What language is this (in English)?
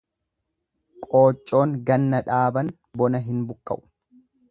Oromo